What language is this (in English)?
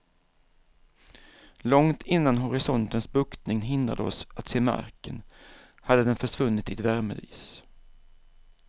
Swedish